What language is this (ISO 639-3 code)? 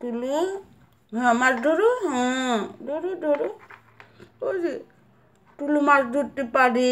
ron